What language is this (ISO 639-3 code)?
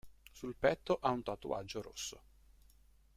ita